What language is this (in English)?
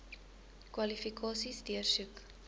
Afrikaans